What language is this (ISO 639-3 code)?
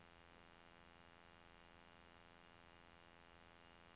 nor